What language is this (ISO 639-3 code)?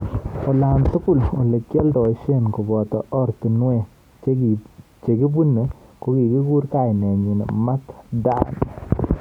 kln